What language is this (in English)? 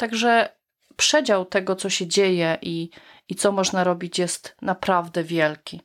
Polish